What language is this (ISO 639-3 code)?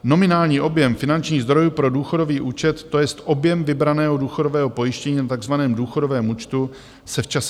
ces